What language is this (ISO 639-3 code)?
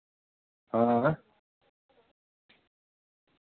sat